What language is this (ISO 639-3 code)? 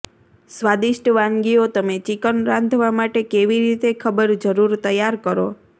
guj